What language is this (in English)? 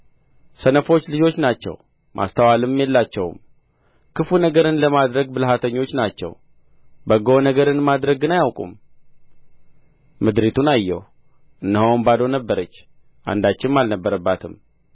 Amharic